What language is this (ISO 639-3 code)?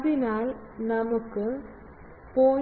mal